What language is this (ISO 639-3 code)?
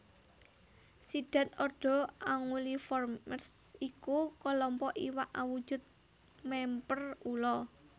jav